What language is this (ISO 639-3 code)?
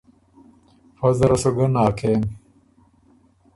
oru